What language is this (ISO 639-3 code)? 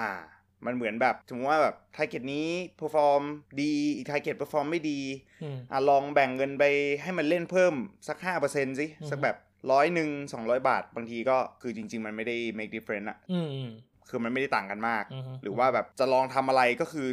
tha